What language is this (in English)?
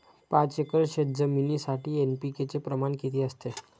Marathi